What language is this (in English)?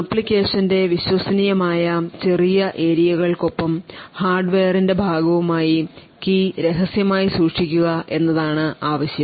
Malayalam